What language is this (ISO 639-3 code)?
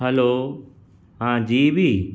snd